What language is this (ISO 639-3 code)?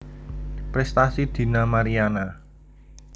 jav